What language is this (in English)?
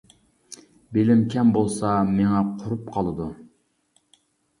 Uyghur